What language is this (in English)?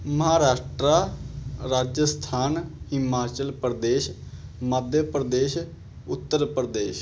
Punjabi